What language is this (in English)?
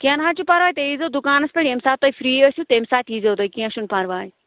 Kashmiri